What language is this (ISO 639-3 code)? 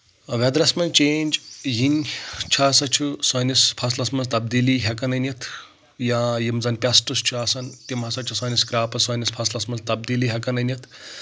kas